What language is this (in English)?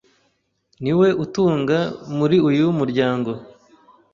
Kinyarwanda